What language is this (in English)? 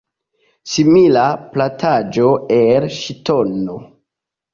Esperanto